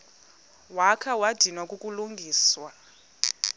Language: Xhosa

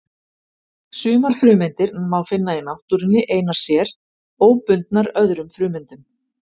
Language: Icelandic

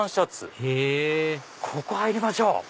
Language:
Japanese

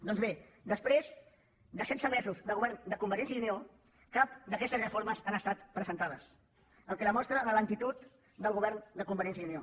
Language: Catalan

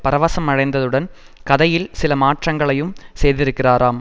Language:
Tamil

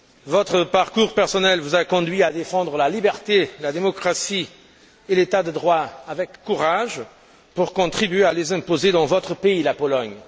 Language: French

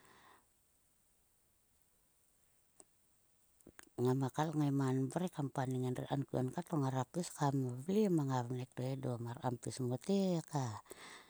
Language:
Sulka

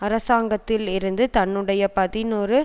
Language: Tamil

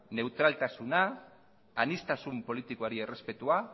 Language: Basque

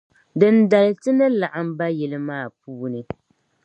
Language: Dagbani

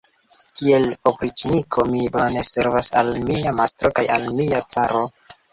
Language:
Esperanto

